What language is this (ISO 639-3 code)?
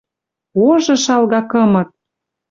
mrj